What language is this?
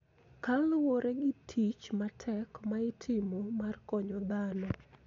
Luo (Kenya and Tanzania)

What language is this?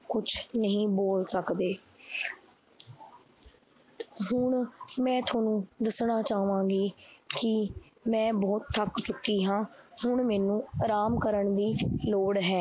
Punjabi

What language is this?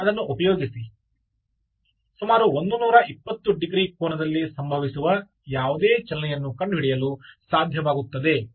Kannada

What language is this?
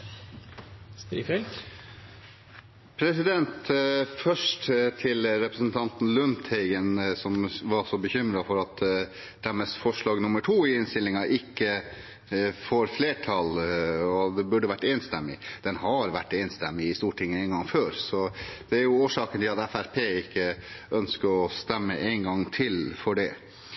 Norwegian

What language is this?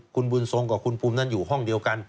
Thai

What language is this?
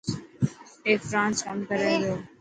Dhatki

